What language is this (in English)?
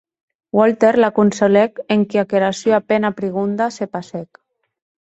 Occitan